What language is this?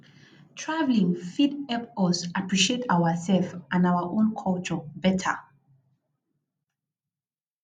Nigerian Pidgin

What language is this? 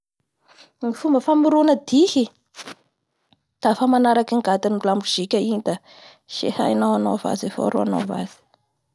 Bara Malagasy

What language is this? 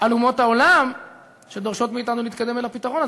Hebrew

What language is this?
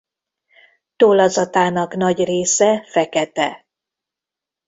Hungarian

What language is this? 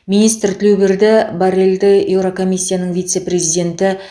Kazakh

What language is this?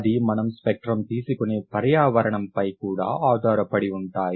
Telugu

